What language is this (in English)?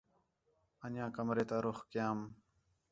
Khetrani